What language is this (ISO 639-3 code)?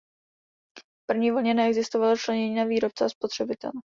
ces